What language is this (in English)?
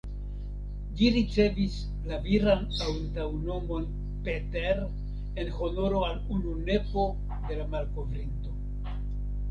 Esperanto